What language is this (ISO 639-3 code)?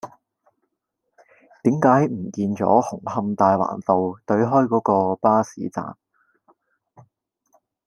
yue